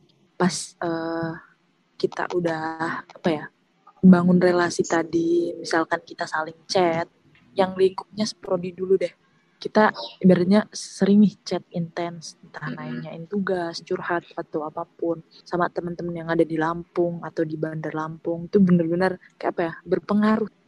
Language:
Indonesian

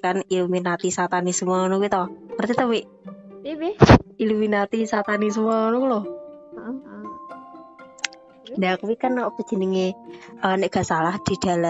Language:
Indonesian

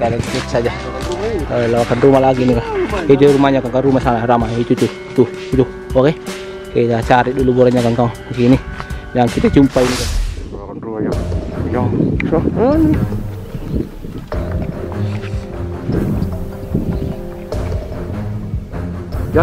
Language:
Indonesian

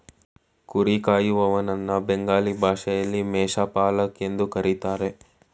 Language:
Kannada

